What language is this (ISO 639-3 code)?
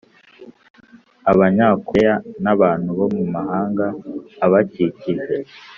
kin